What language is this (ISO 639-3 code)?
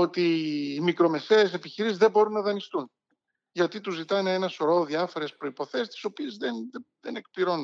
ell